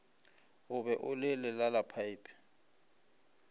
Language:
Northern Sotho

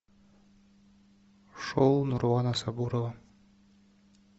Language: Russian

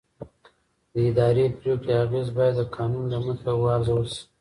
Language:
Pashto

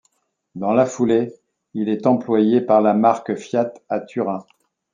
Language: French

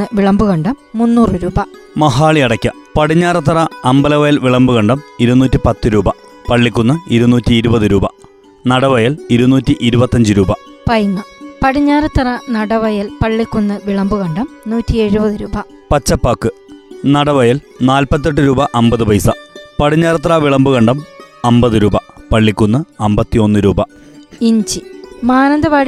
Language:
Malayalam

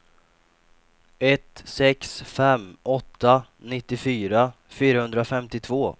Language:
Swedish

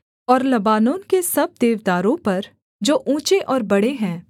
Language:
Hindi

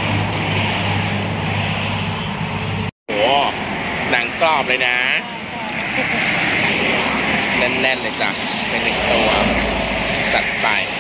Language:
Thai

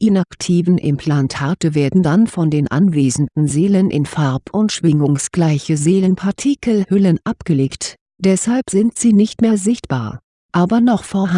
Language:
German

